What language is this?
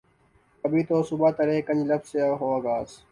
Urdu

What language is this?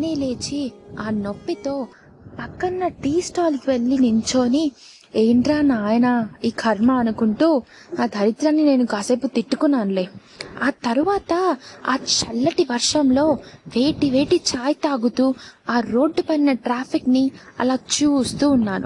Telugu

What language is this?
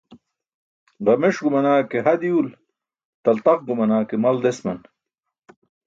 Burushaski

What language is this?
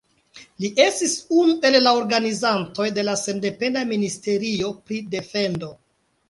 Esperanto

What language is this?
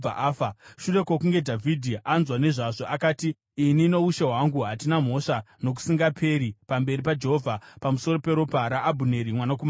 Shona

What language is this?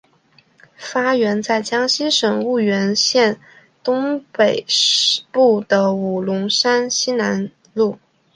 Chinese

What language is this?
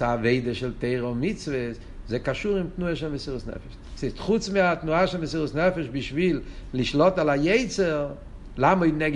Hebrew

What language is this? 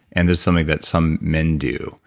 English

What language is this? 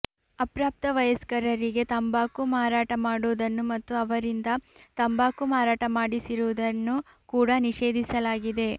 Kannada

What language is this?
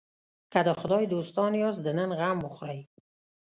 Pashto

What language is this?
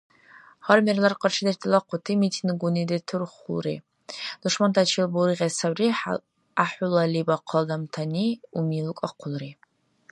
Dargwa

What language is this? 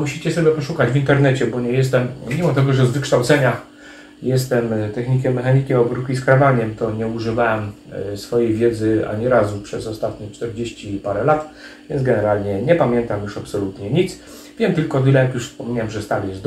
Polish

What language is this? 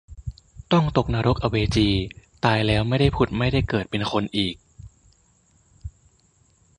Thai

